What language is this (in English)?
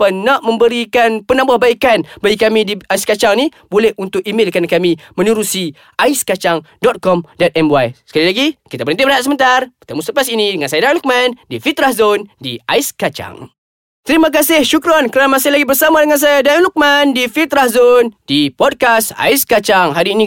Malay